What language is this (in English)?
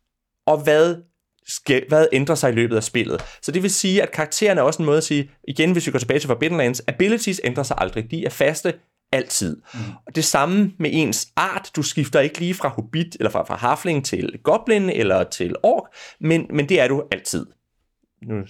Danish